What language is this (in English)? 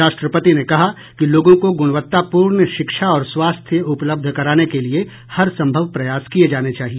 Hindi